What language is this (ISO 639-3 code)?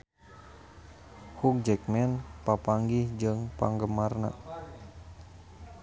sun